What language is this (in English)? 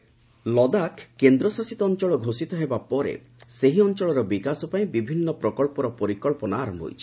Odia